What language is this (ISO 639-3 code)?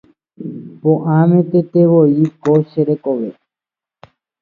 grn